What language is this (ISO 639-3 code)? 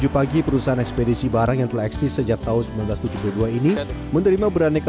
ind